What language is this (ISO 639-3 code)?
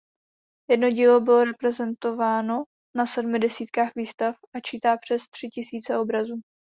ces